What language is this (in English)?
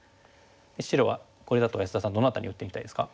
Japanese